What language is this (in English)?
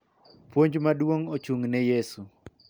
Luo (Kenya and Tanzania)